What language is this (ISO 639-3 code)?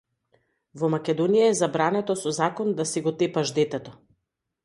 mkd